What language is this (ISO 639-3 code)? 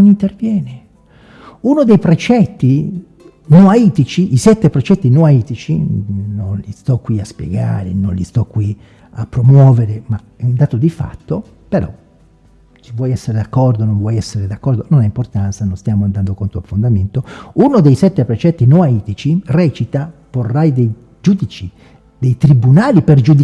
ita